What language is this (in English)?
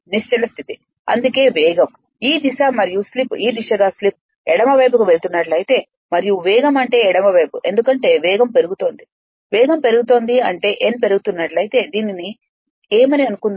Telugu